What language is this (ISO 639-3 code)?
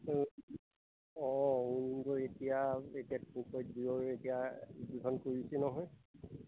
asm